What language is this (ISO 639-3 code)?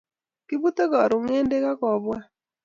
kln